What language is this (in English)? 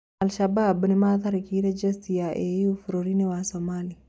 Kikuyu